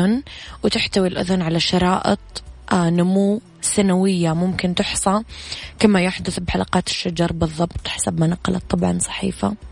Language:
Arabic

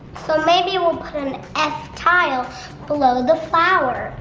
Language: English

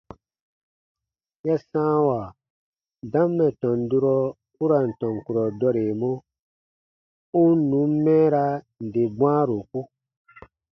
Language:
Baatonum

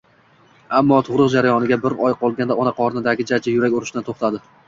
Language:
Uzbek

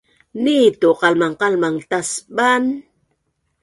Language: Bunun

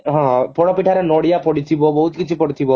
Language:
Odia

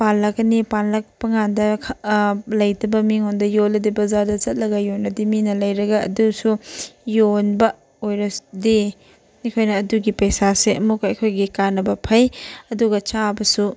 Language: Manipuri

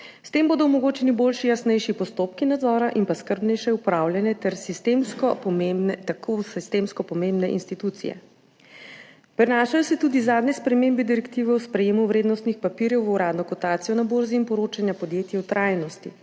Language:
Slovenian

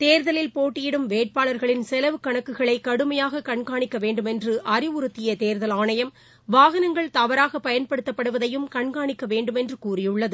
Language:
Tamil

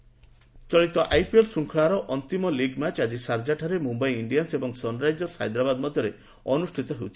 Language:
Odia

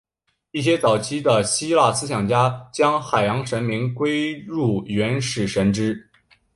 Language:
Chinese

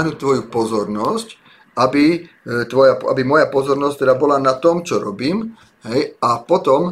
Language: Slovak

